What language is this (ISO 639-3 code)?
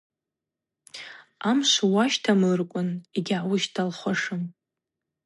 abq